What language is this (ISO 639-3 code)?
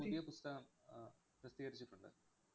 mal